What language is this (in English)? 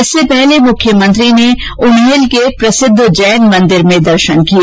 Hindi